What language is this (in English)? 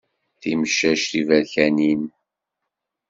Kabyle